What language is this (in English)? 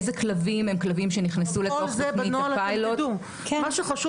Hebrew